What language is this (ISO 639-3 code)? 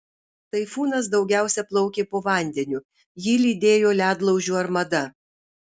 lit